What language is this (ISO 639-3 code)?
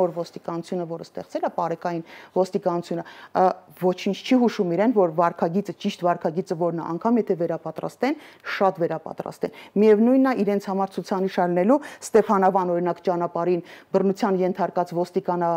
ron